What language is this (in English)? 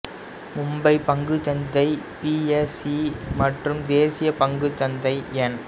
Tamil